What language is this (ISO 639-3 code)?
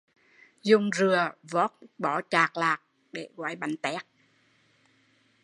vie